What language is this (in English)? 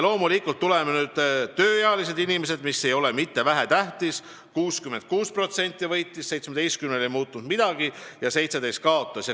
Estonian